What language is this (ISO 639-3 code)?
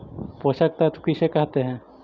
mag